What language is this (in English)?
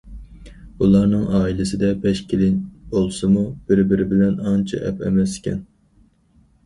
Uyghur